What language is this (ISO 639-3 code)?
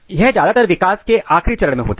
hin